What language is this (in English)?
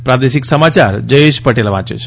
Gujarati